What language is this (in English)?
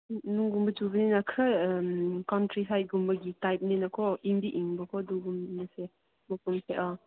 Manipuri